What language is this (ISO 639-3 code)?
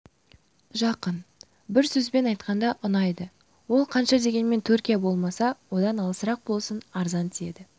kaz